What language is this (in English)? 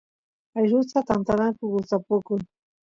Santiago del Estero Quichua